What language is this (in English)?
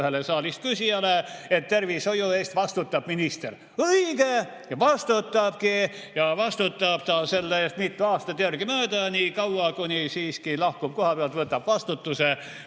Estonian